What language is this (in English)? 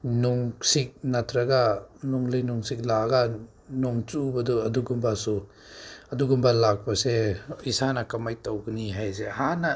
Manipuri